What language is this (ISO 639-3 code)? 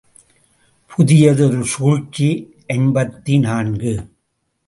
tam